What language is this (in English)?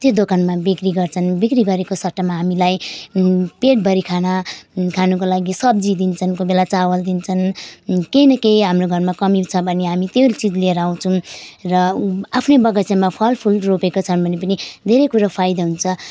Nepali